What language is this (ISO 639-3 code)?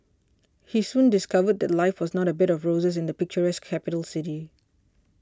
eng